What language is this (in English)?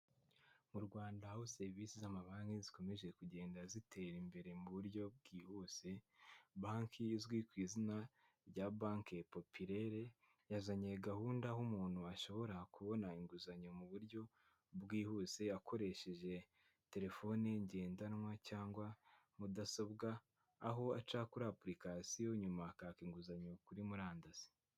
Kinyarwanda